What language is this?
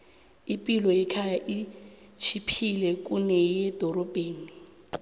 South Ndebele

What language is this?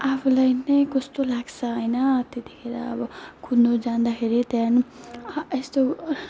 Nepali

